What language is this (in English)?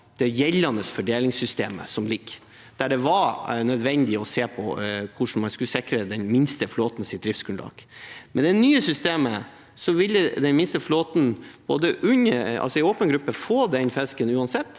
Norwegian